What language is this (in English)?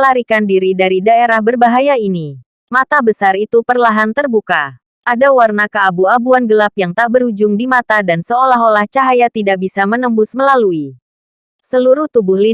Indonesian